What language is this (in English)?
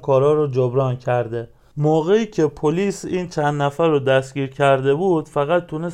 Persian